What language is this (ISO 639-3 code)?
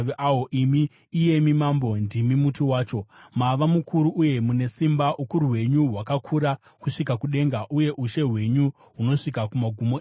sna